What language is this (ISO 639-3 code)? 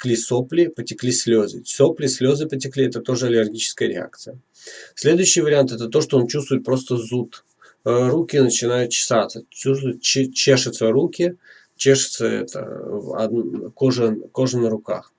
rus